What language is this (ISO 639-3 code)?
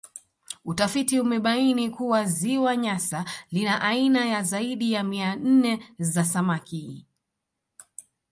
swa